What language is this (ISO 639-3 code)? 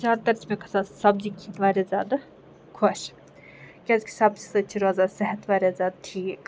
kas